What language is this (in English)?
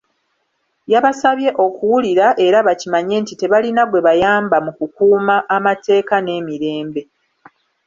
Ganda